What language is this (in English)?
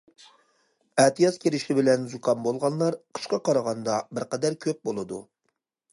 Uyghur